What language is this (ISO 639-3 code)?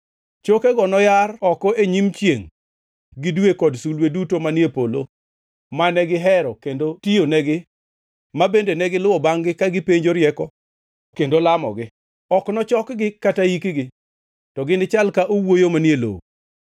luo